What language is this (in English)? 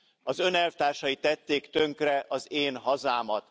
Hungarian